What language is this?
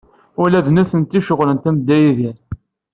Kabyle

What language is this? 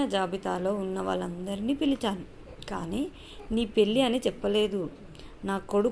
Telugu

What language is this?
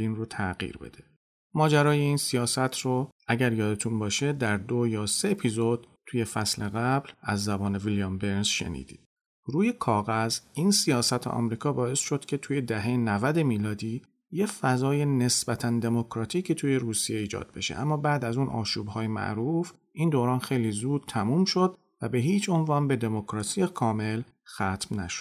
Persian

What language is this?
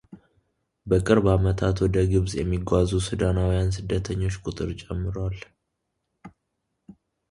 Amharic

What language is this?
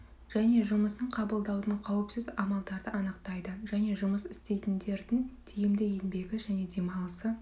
Kazakh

